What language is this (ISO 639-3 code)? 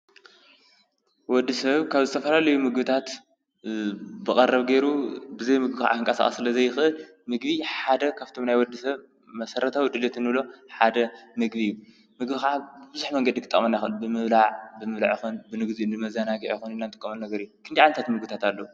tir